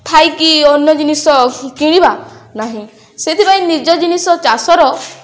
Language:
Odia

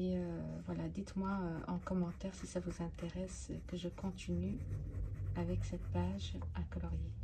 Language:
French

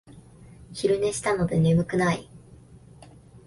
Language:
Japanese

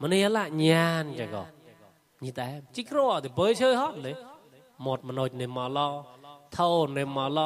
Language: Thai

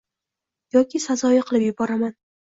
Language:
Uzbek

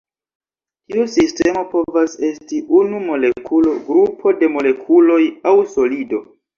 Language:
Esperanto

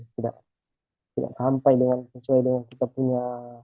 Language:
Indonesian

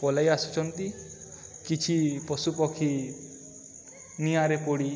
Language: Odia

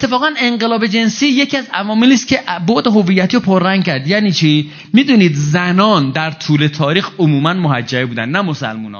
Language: Persian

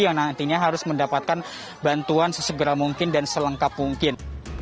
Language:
Indonesian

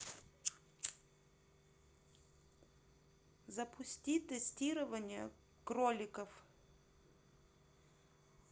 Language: Russian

